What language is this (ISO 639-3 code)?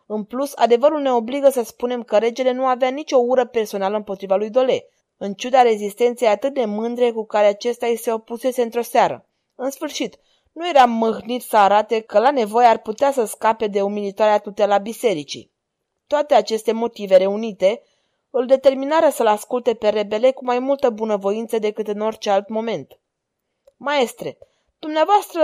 ron